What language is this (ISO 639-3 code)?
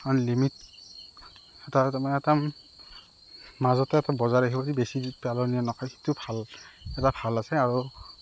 asm